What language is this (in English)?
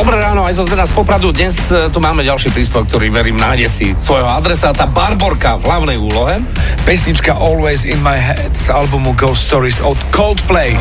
Slovak